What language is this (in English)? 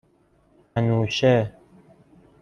Persian